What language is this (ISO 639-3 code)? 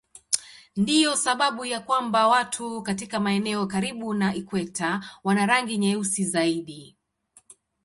swa